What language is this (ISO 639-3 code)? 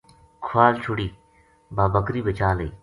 gju